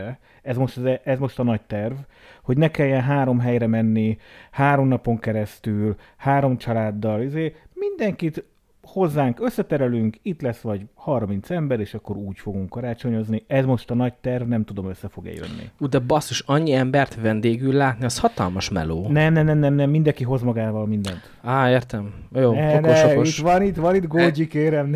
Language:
Hungarian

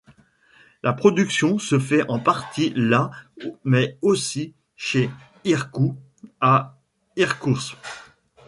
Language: French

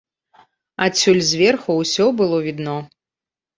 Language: Belarusian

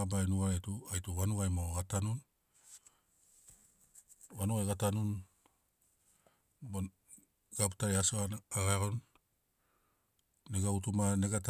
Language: Sinaugoro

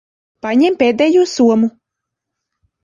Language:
Latvian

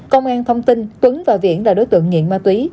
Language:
Vietnamese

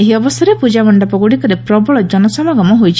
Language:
Odia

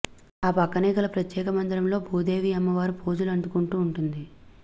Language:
Telugu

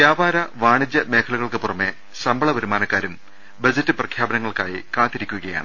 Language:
Malayalam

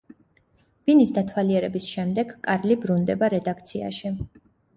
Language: Georgian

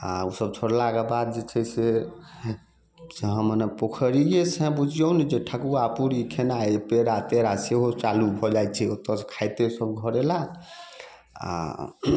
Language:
Maithili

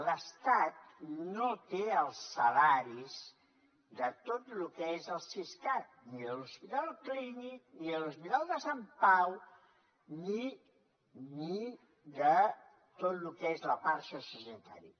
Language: Catalan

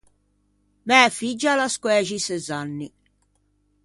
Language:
Ligurian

